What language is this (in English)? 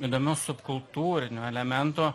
Lithuanian